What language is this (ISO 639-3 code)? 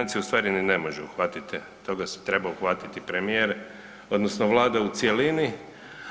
hrv